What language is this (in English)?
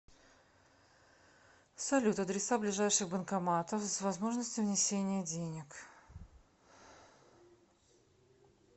Russian